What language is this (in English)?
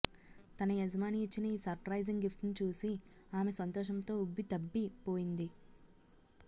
Telugu